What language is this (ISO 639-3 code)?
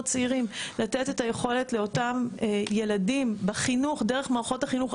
heb